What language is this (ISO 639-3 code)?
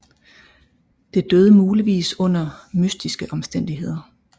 dan